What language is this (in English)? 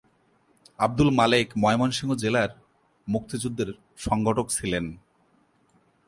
Bangla